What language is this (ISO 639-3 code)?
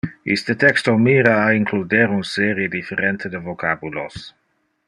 ina